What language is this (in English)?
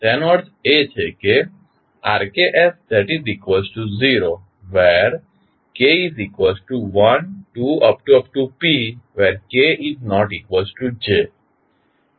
Gujarati